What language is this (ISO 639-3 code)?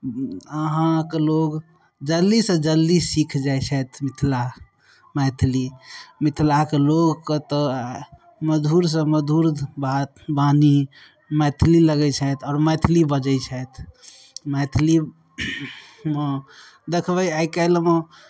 mai